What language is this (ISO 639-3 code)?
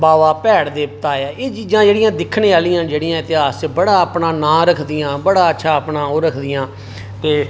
doi